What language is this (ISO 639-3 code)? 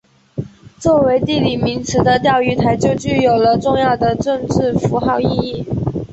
zho